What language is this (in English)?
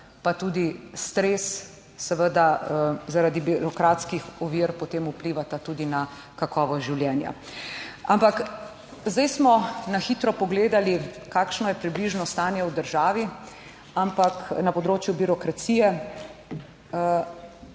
Slovenian